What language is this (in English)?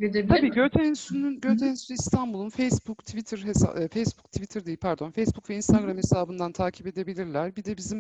Turkish